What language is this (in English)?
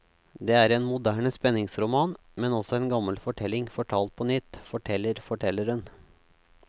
Norwegian